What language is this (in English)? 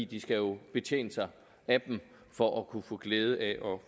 Danish